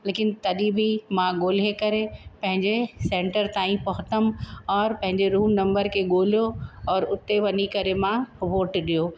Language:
Sindhi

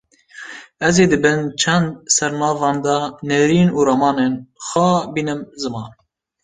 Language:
Kurdish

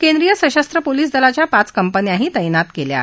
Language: Marathi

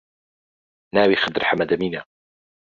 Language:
Central Kurdish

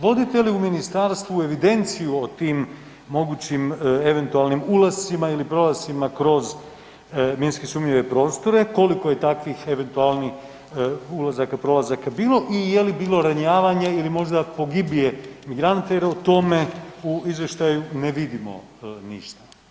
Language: Croatian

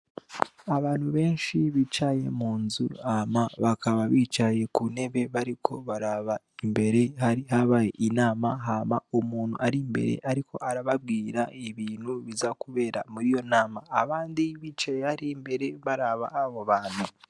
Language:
Rundi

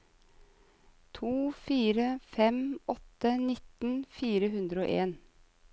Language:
Norwegian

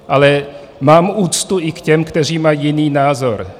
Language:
Czech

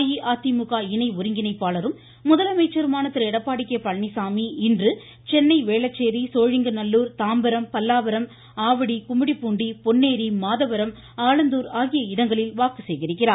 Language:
Tamil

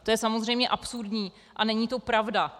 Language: Czech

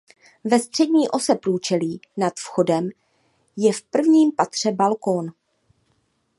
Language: Czech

